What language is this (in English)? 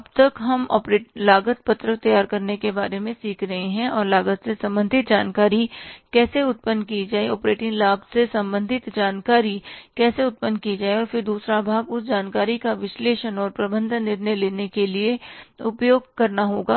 Hindi